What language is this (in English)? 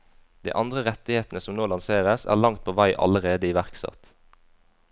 Norwegian